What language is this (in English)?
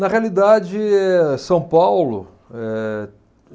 Portuguese